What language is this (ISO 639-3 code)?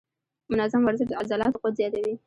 pus